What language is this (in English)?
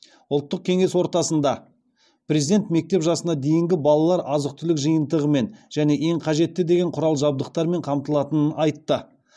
Kazakh